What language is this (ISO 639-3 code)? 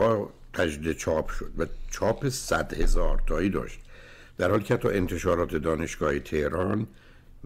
fas